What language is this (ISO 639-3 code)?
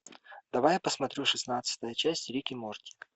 rus